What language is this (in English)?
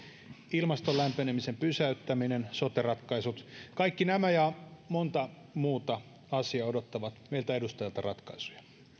Finnish